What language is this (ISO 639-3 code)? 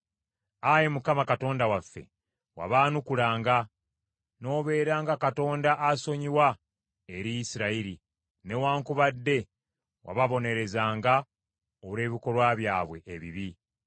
lug